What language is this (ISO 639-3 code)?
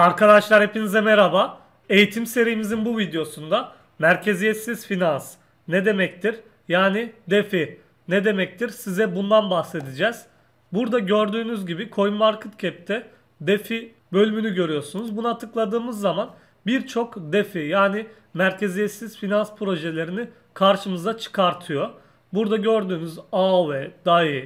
tur